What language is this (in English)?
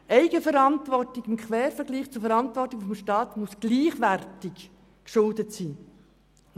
Swiss German